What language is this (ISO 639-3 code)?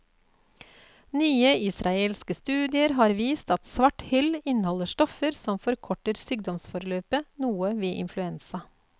nor